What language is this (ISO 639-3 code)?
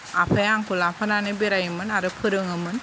brx